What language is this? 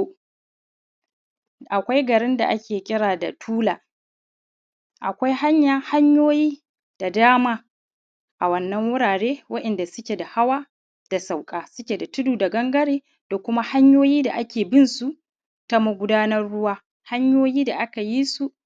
Hausa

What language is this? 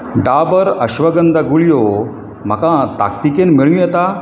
Konkani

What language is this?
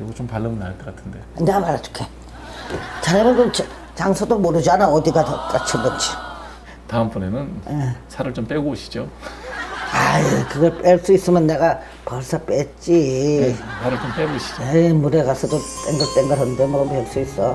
Korean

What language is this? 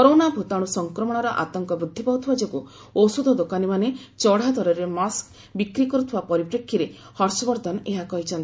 Odia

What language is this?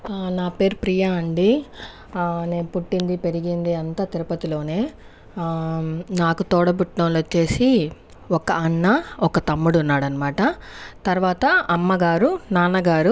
Telugu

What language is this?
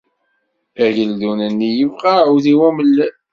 Kabyle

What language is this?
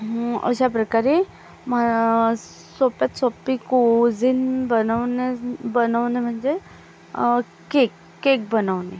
Marathi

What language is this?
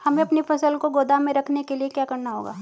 Hindi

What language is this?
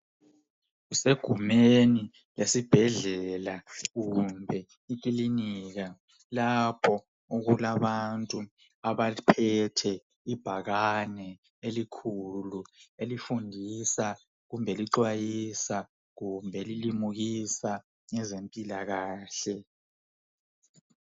North Ndebele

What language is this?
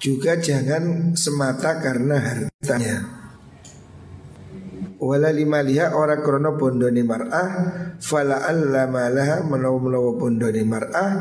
Indonesian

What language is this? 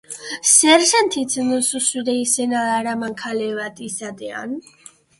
Basque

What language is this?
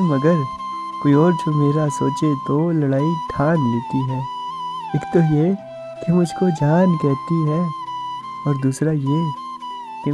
Urdu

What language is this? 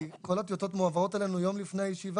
Hebrew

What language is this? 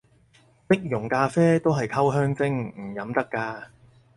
Cantonese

